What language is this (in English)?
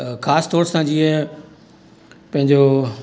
Sindhi